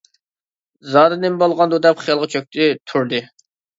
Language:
Uyghur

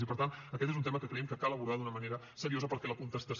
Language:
Catalan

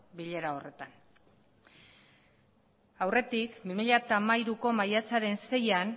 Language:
Basque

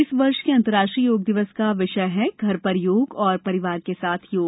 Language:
Hindi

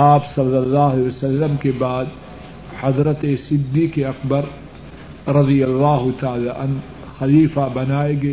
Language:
Urdu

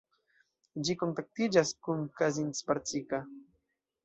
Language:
Esperanto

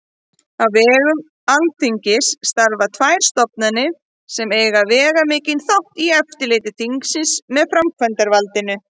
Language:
Icelandic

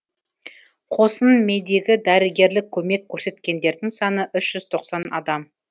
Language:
Kazakh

